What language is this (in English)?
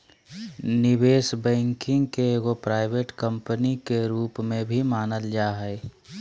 Magahi